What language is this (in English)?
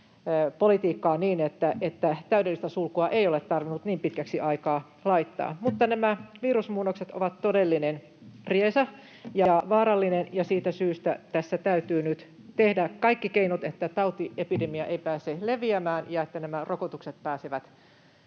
Finnish